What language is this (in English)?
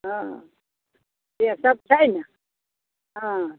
Maithili